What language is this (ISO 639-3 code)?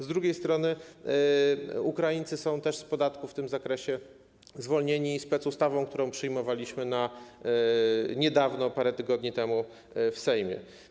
pol